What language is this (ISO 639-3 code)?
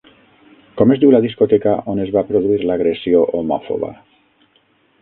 cat